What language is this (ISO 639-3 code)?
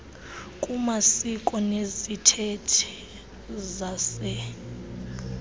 xho